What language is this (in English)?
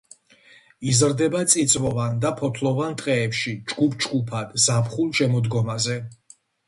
Georgian